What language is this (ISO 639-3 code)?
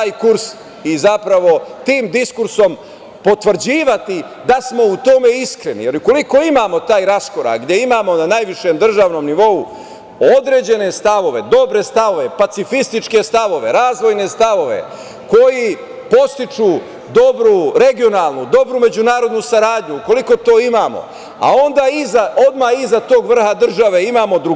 srp